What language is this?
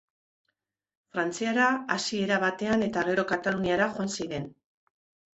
Basque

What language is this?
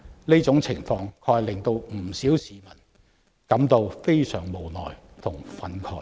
Cantonese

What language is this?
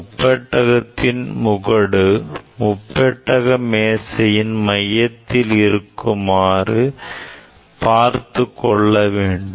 Tamil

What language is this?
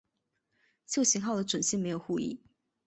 Chinese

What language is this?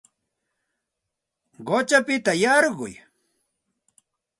Santa Ana de Tusi Pasco Quechua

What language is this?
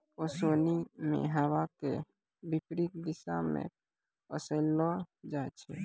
Maithili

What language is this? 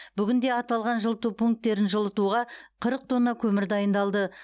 Kazakh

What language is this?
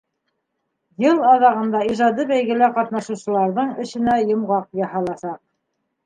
Bashkir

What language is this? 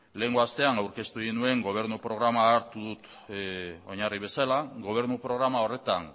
Basque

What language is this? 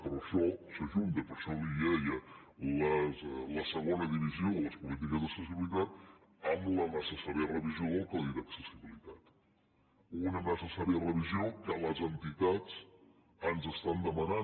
Catalan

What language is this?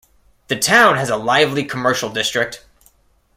English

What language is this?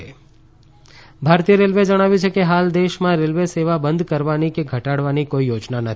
Gujarati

